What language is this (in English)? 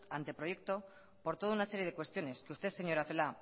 Spanish